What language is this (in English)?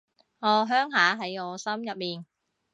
Cantonese